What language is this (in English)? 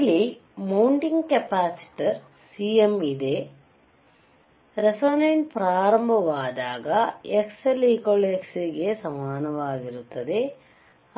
Kannada